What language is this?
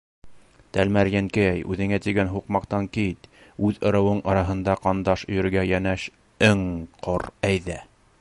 Bashkir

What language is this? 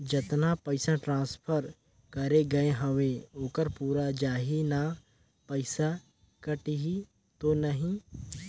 Chhattisgarhi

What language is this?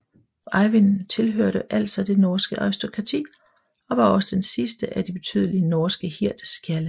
Danish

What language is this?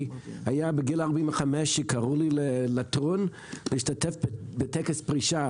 Hebrew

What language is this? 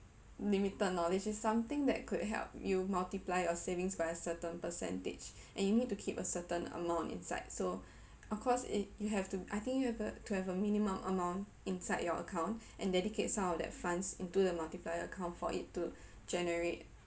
English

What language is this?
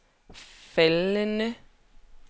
Danish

